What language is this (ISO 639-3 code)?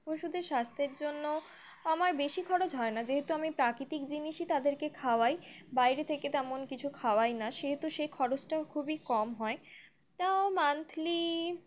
ben